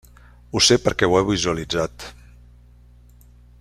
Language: Catalan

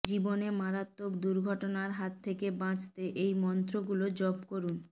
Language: Bangla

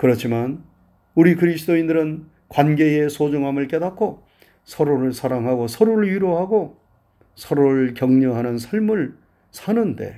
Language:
Korean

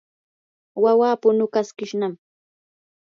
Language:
Yanahuanca Pasco Quechua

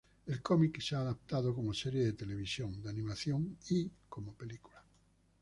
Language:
Spanish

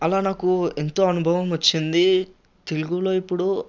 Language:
Telugu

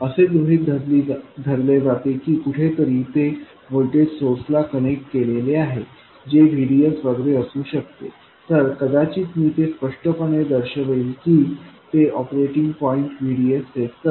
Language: Marathi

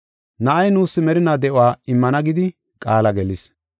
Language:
Gofa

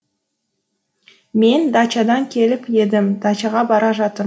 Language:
Kazakh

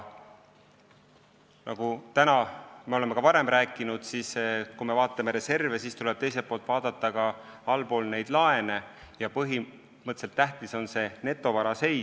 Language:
Estonian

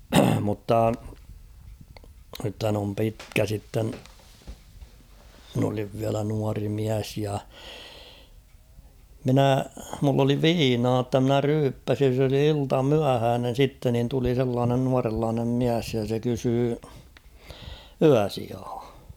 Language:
Finnish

